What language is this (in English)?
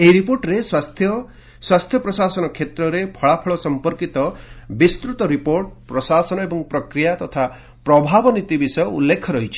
Odia